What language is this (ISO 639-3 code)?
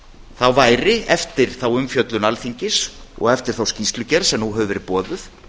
isl